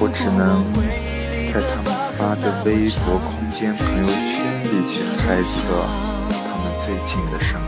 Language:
Chinese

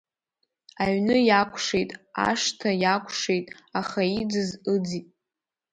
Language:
Abkhazian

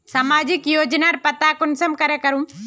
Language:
Magahi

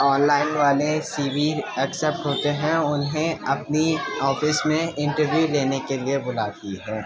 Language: Urdu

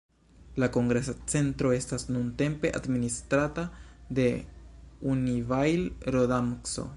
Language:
Esperanto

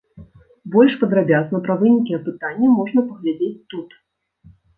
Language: Belarusian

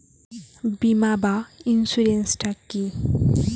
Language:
Bangla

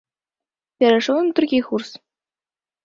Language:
Belarusian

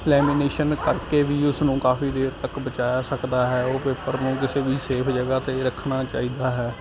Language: Punjabi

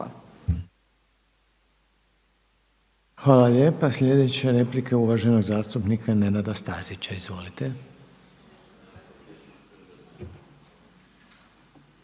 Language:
Croatian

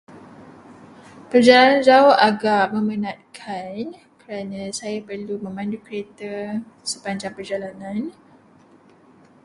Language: Malay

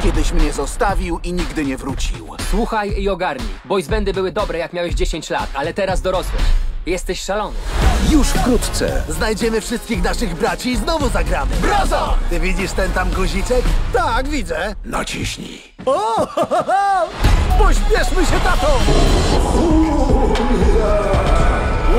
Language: Polish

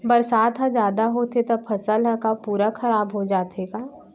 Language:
Chhattisgarhi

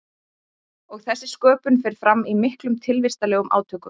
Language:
Icelandic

